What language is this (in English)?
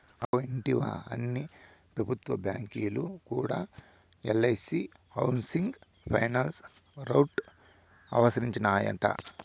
Telugu